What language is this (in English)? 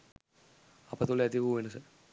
Sinhala